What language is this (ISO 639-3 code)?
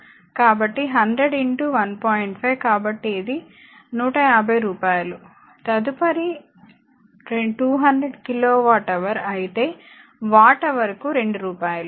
tel